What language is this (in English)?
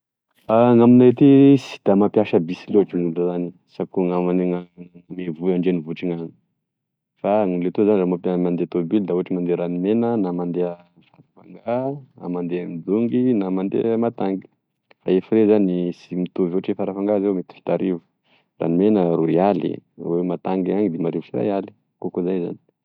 Tesaka Malagasy